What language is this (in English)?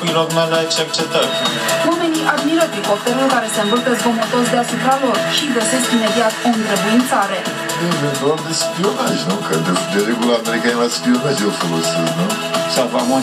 Romanian